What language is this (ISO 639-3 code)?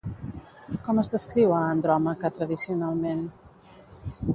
cat